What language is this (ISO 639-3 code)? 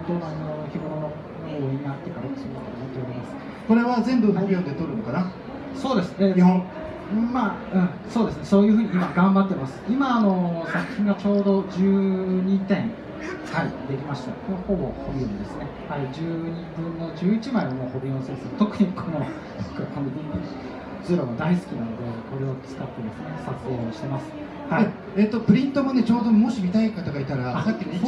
jpn